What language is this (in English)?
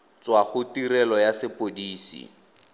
Tswana